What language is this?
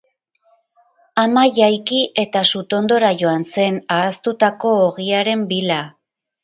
Basque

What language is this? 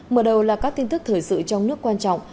Vietnamese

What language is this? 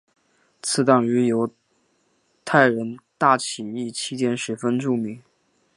Chinese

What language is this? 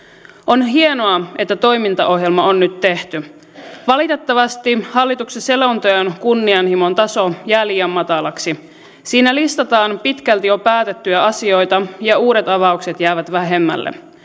Finnish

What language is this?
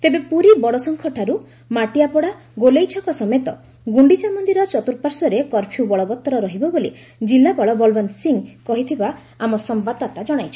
Odia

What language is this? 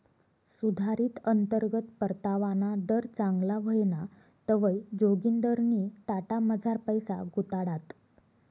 Marathi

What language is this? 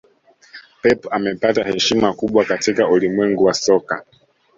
Swahili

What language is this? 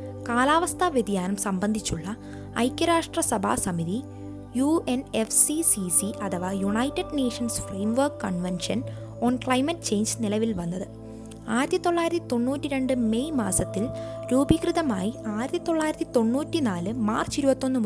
Malayalam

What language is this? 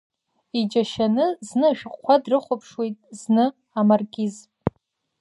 Abkhazian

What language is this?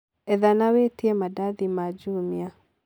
Kikuyu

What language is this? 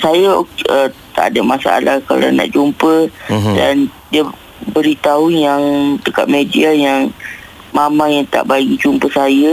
Malay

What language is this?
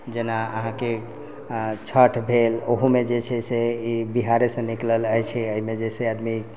Maithili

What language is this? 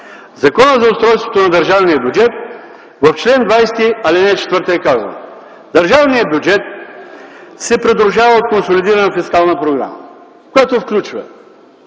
Bulgarian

